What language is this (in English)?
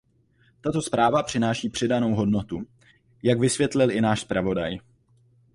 Czech